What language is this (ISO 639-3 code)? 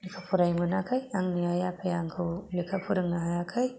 brx